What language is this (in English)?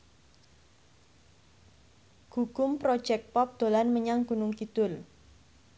Javanese